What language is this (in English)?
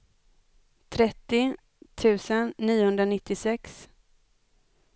Swedish